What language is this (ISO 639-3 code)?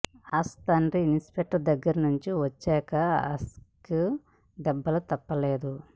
tel